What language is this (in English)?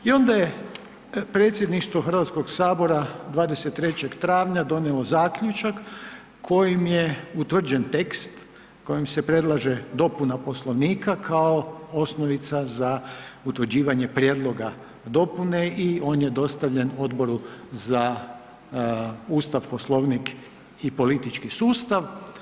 Croatian